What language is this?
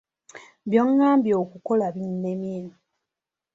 Ganda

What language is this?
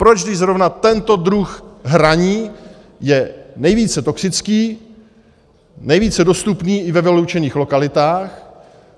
Czech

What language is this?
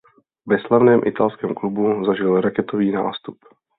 Czech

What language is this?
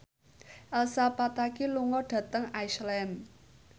Javanese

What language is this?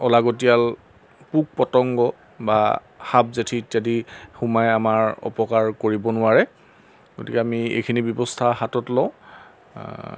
Assamese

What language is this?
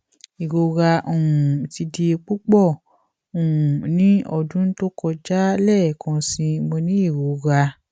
Yoruba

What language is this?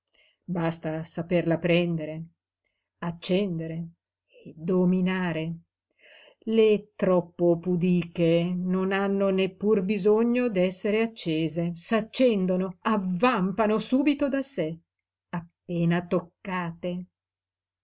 Italian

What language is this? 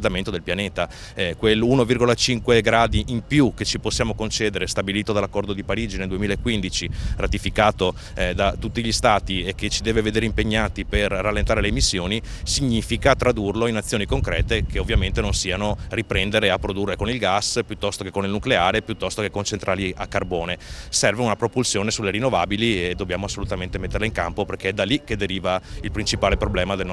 Italian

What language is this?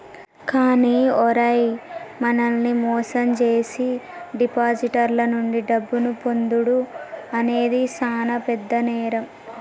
Telugu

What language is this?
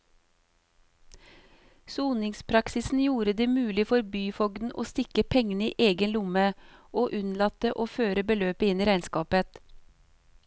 Norwegian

